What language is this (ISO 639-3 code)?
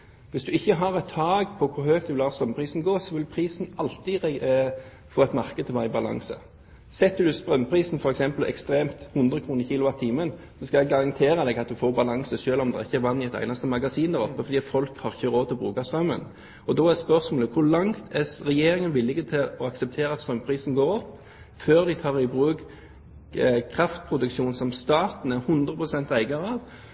nob